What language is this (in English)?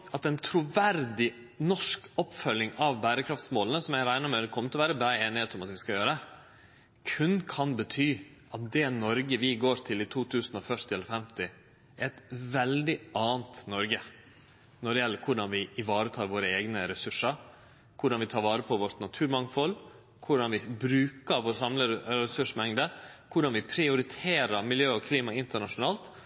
Norwegian Nynorsk